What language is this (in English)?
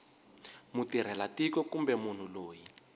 Tsonga